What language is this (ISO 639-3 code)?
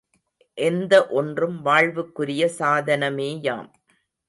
tam